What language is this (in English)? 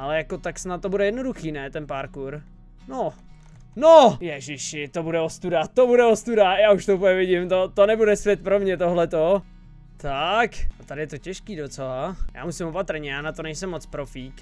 Czech